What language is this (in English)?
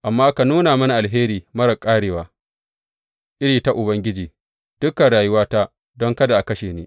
Hausa